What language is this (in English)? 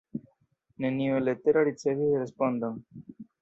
Esperanto